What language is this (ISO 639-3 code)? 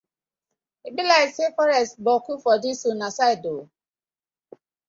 pcm